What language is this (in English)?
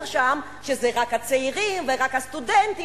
Hebrew